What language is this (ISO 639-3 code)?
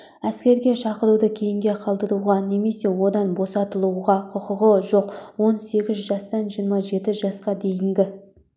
kaz